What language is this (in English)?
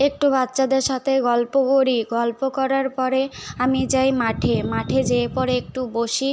Bangla